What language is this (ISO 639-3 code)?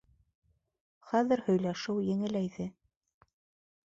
bak